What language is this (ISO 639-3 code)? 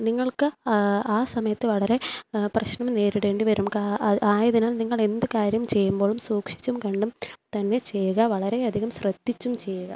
mal